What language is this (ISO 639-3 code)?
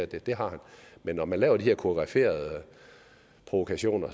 dan